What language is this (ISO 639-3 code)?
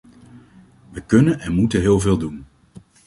nld